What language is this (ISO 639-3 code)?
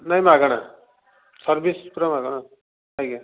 ori